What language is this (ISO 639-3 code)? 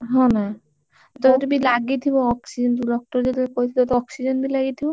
ori